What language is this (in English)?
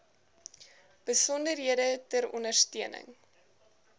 Afrikaans